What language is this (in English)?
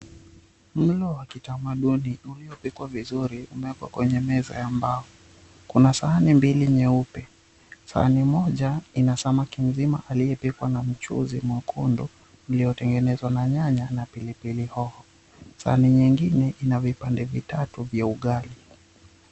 Swahili